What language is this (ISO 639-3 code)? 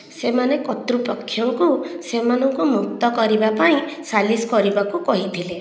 ori